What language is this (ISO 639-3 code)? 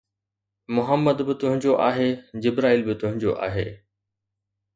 snd